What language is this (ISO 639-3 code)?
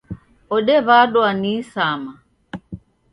dav